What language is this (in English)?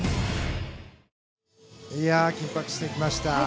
Japanese